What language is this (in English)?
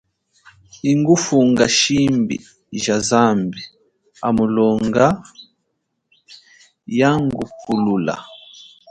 Chokwe